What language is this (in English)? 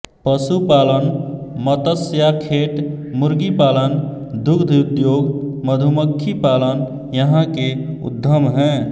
Hindi